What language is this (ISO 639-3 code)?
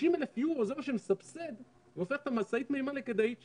heb